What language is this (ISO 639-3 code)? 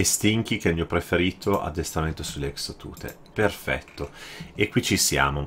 ita